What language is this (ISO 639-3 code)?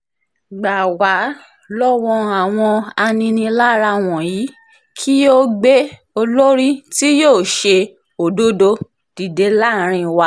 yor